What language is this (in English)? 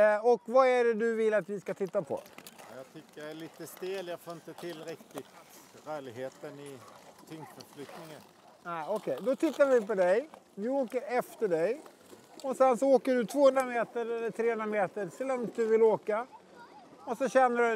Swedish